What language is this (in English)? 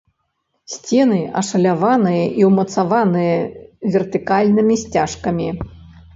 Belarusian